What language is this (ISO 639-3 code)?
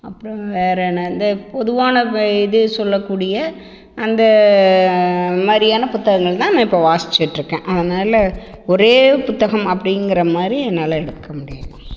tam